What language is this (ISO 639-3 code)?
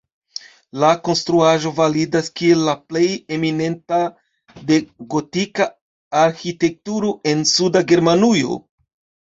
epo